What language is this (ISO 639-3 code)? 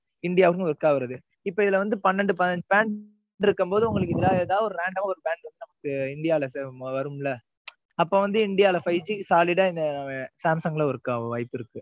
tam